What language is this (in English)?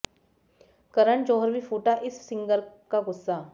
Hindi